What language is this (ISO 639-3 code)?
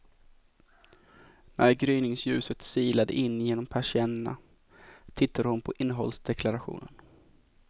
swe